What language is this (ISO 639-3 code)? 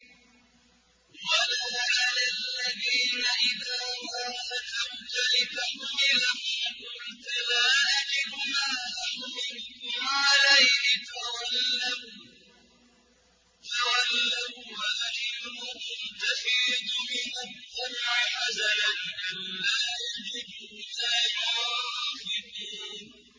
ara